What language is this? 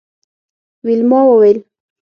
Pashto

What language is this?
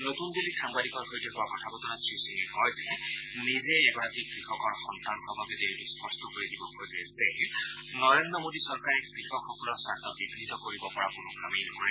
Assamese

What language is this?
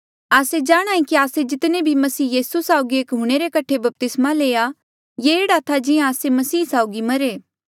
Mandeali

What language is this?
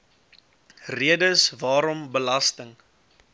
Afrikaans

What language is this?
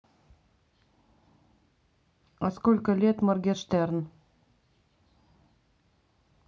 Russian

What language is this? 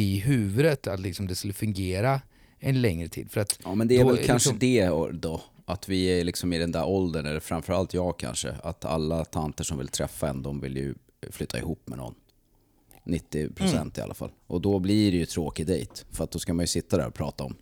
Swedish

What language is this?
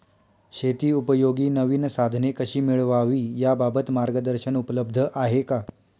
Marathi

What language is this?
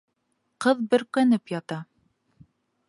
Bashkir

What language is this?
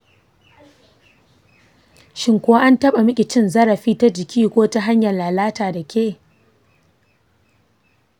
Hausa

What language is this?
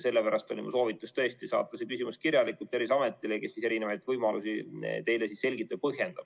Estonian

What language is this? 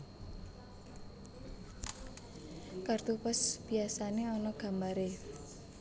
Javanese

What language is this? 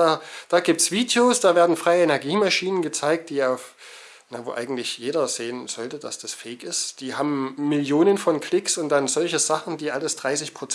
German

